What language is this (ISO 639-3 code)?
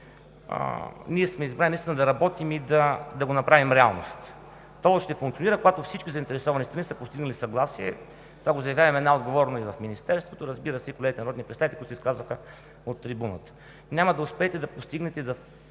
bul